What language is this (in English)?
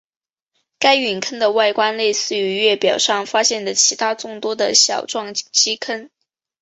Chinese